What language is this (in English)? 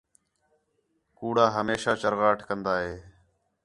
Khetrani